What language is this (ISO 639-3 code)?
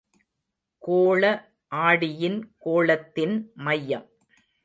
tam